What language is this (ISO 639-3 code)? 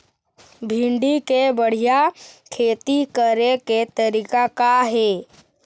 hne